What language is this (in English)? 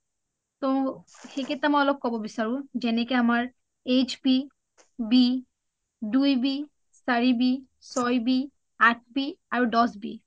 Assamese